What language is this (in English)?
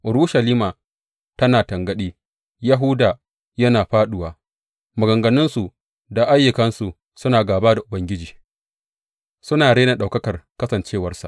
Hausa